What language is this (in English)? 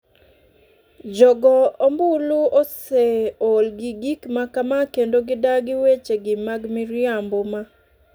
Luo (Kenya and Tanzania)